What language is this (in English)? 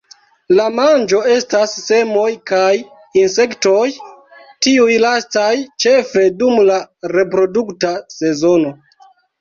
Esperanto